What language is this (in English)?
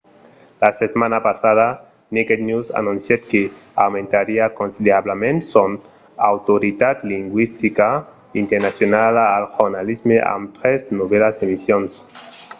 Occitan